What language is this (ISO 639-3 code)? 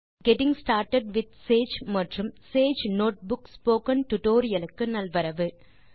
tam